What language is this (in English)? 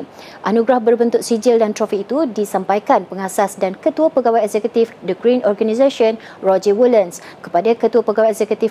Malay